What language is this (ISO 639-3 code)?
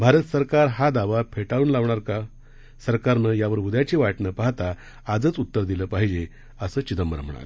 mar